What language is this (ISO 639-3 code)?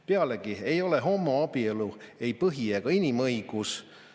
est